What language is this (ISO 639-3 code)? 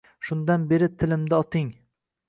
uzb